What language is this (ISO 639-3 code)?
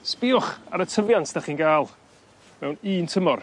cym